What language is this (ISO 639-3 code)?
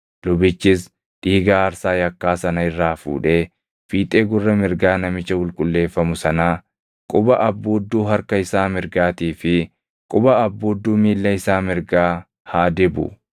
orm